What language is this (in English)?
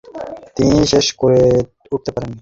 Bangla